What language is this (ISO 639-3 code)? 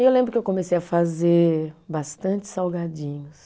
por